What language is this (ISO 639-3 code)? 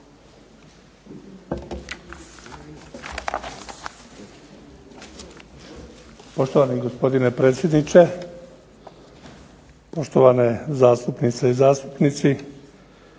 hrv